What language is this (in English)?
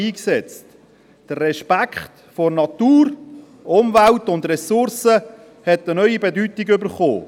Swiss German